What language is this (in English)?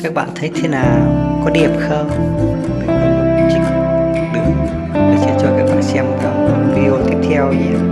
Vietnamese